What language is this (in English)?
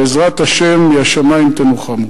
Hebrew